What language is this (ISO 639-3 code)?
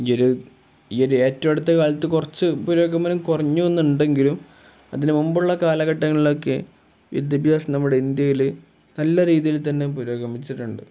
mal